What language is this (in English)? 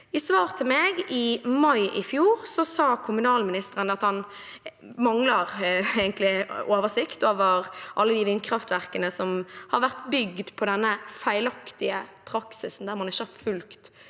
Norwegian